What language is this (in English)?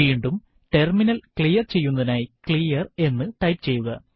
Malayalam